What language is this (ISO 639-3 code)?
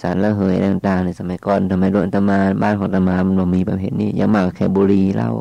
tha